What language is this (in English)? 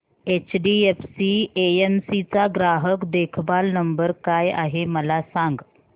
Marathi